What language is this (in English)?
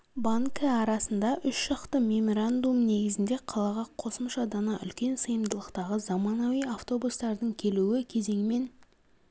Kazakh